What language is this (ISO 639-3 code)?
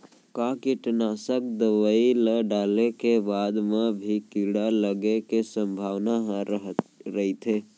hne